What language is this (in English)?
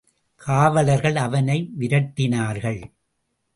Tamil